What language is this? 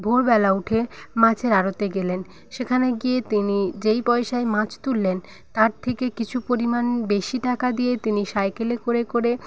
Bangla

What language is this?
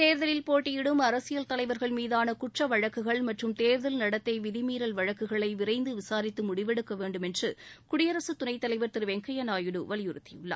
Tamil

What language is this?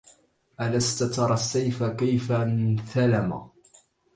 Arabic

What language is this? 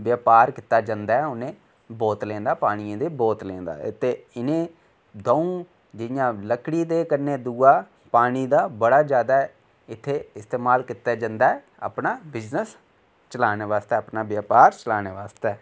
Dogri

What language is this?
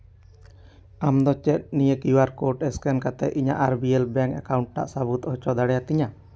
Santali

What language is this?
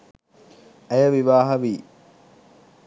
Sinhala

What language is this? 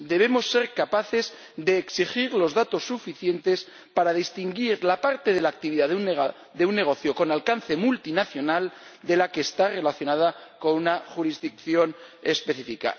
Spanish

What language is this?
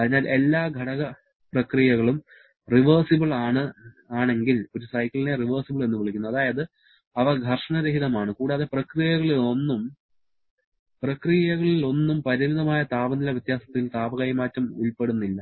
Malayalam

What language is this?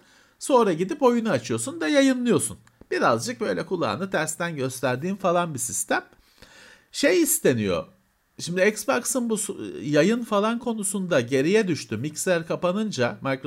Turkish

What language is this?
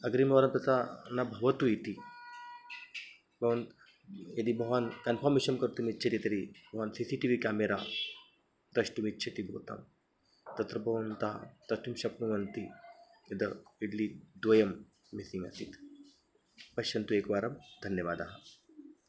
Sanskrit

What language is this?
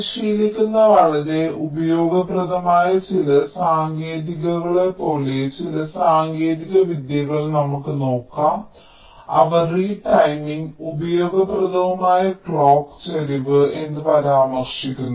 Malayalam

